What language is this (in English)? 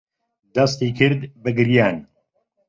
Central Kurdish